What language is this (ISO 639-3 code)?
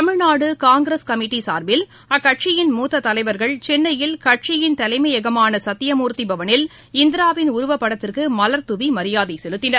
tam